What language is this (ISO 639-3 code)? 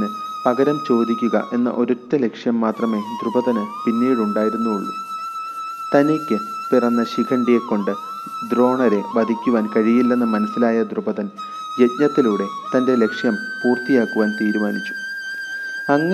mal